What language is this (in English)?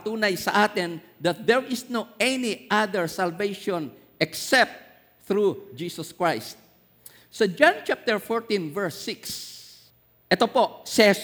Filipino